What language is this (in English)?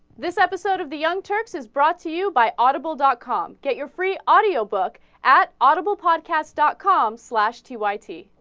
English